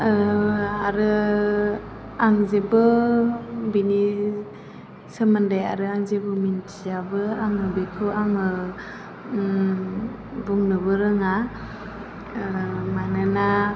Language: Bodo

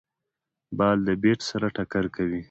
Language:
Pashto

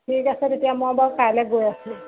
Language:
Assamese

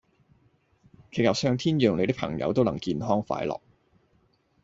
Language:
Cantonese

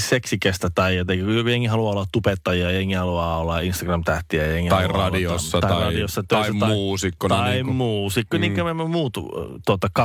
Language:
Finnish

